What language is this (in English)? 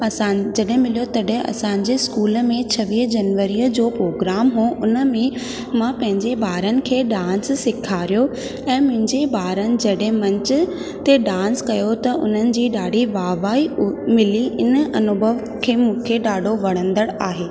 Sindhi